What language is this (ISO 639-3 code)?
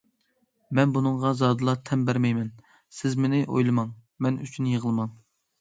uig